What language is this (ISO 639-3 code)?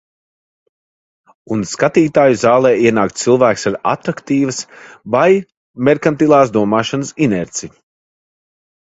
lav